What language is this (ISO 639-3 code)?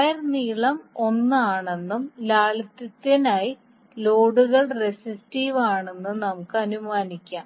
mal